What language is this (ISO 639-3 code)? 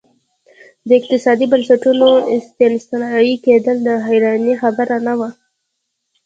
pus